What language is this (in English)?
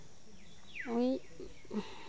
Santali